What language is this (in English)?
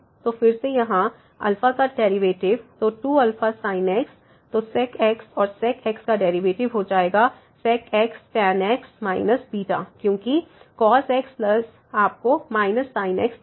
Hindi